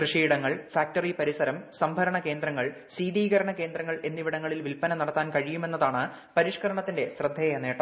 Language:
Malayalam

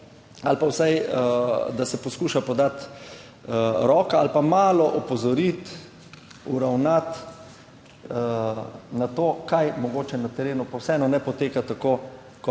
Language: Slovenian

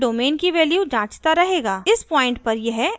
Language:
Hindi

